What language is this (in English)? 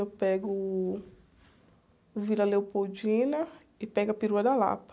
Portuguese